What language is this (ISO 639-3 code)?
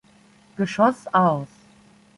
deu